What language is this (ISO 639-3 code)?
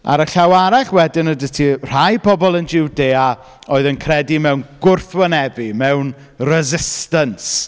cym